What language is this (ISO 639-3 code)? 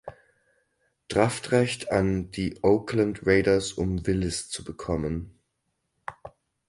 deu